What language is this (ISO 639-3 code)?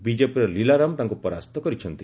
ori